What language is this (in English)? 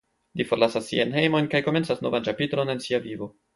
Esperanto